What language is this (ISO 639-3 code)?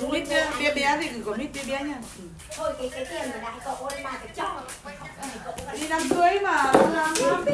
vie